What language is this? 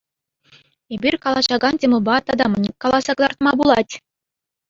Chuvash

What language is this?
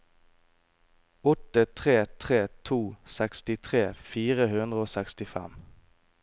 Norwegian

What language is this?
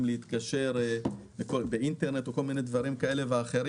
Hebrew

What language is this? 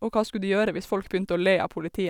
Norwegian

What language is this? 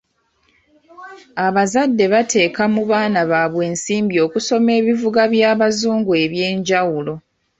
Ganda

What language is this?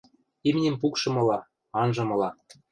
Western Mari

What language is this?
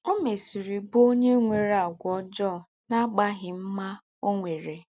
Igbo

